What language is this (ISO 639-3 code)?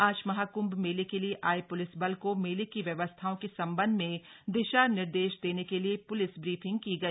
hin